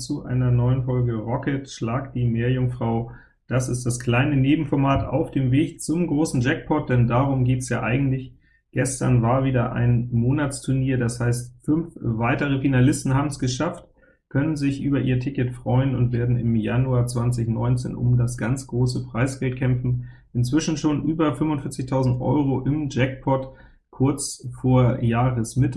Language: German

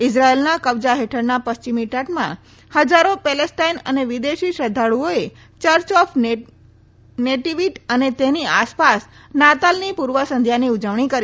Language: Gujarati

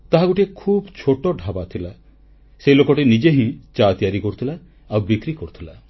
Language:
Odia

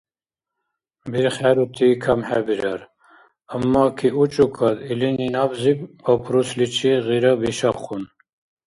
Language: Dargwa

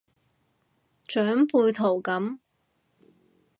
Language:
Cantonese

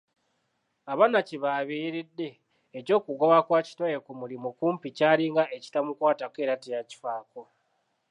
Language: Ganda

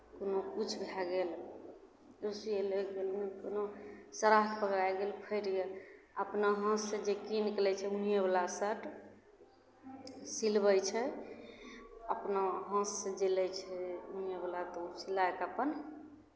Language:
Maithili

